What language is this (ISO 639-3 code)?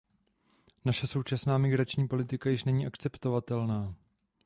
ces